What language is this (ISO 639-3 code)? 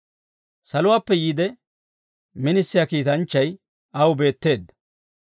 dwr